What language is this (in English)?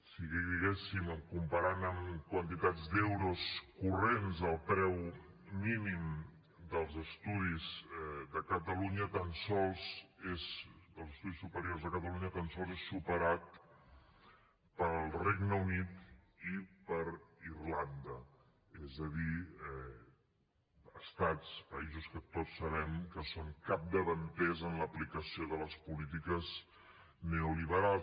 Catalan